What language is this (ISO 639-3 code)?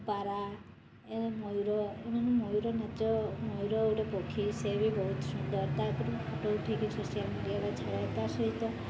ori